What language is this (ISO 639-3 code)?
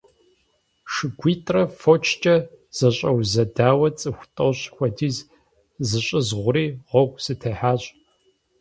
kbd